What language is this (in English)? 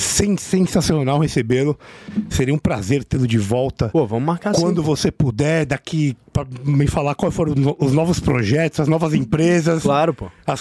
Portuguese